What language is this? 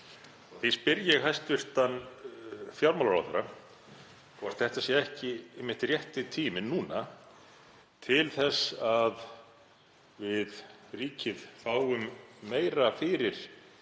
Icelandic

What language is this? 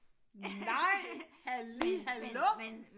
Danish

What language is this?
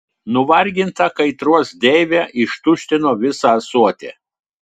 Lithuanian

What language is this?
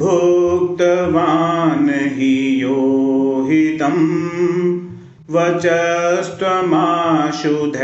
Hindi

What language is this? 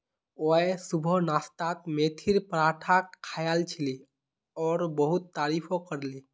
Magahi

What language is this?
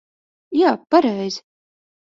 Latvian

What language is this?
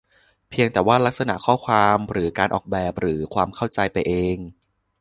Thai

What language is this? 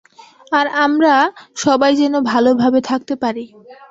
Bangla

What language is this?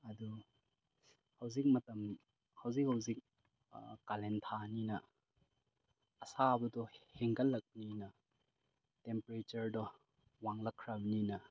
Manipuri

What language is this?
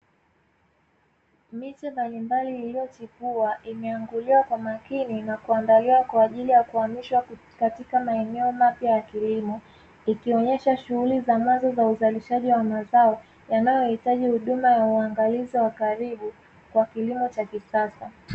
Swahili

